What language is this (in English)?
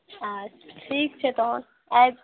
Maithili